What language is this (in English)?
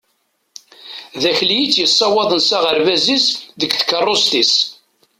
Kabyle